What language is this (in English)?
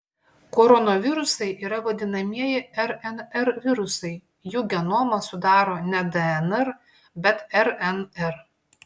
Lithuanian